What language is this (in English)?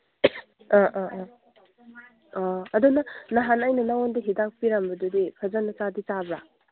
Manipuri